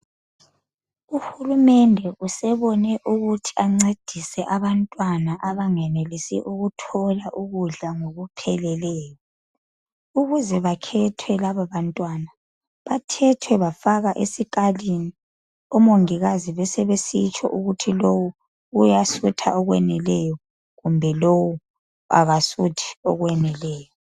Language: North Ndebele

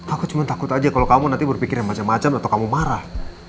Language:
Indonesian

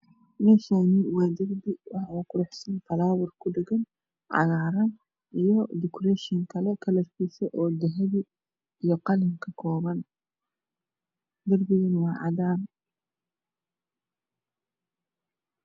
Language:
Somali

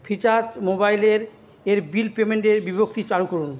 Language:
Bangla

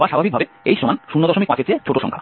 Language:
Bangla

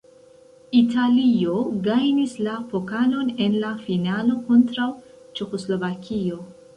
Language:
Esperanto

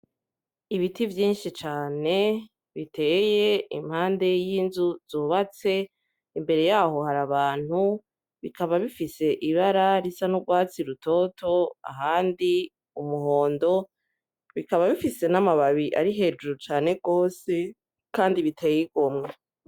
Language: Rundi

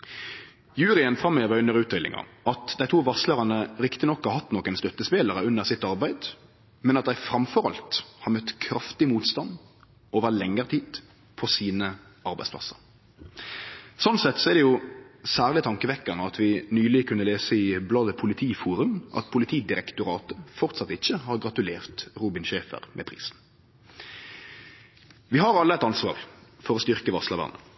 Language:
Norwegian Nynorsk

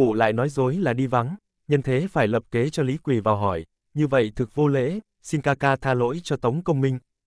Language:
Vietnamese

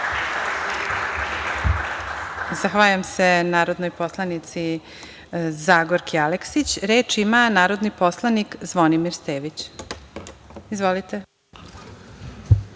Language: Serbian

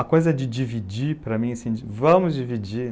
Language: Portuguese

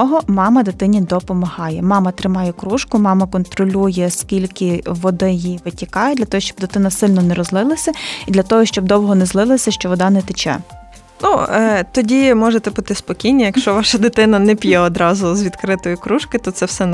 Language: Ukrainian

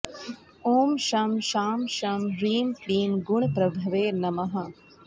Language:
Sanskrit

